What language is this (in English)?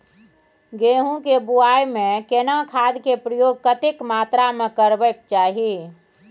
Maithili